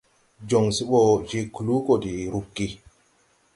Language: Tupuri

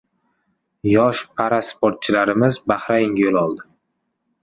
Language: Uzbek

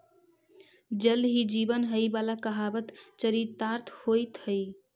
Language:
Magahi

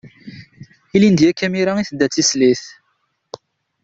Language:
Kabyle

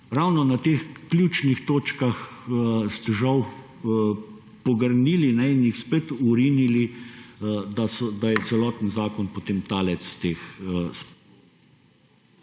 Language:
Slovenian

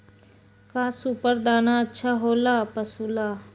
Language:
Magahi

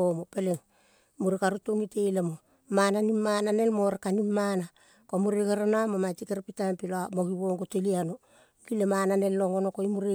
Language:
Kol (Papua New Guinea)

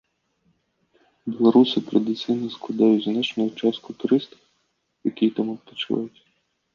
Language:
Belarusian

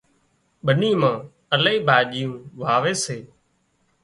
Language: Wadiyara Koli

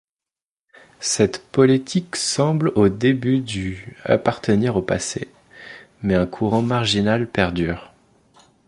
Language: French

